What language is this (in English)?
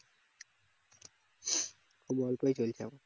Bangla